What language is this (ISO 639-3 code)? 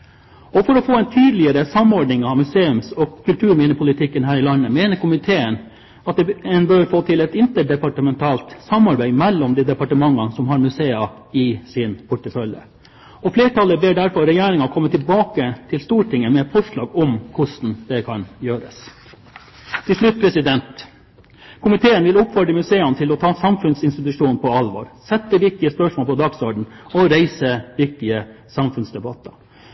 nob